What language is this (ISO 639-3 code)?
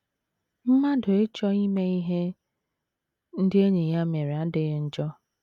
ibo